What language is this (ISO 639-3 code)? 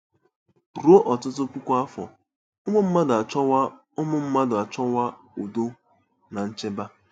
ibo